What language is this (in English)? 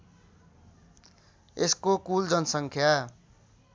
Nepali